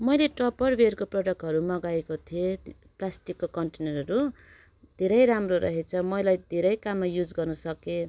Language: Nepali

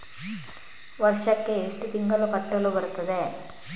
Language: Kannada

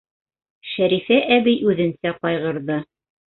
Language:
Bashkir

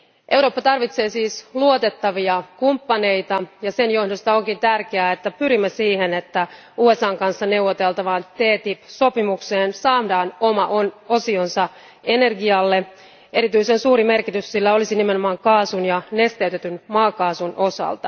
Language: Finnish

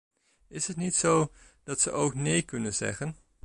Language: Dutch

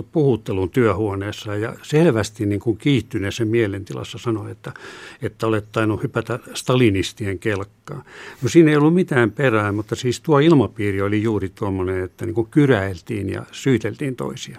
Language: Finnish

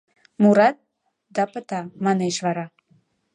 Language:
Mari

